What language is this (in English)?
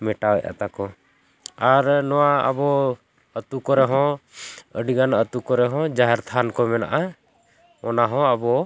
Santali